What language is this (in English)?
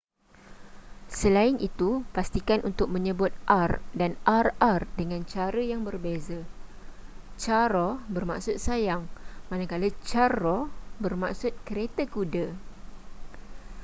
Malay